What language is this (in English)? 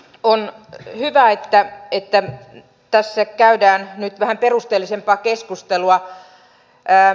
Finnish